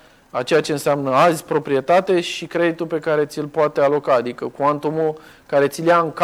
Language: Romanian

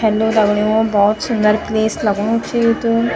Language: Garhwali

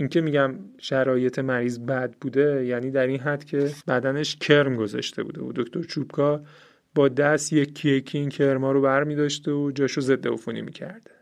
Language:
Persian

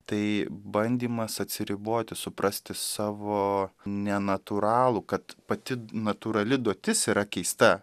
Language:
Lithuanian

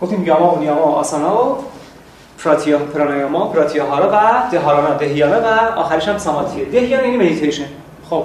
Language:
Persian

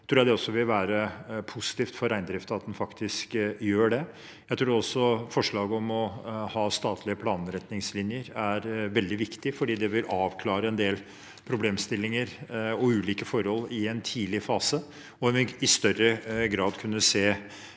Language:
Norwegian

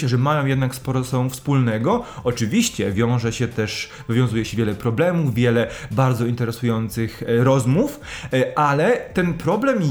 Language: Polish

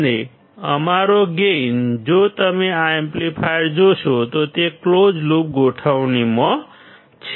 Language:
Gujarati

